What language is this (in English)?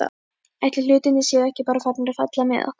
Icelandic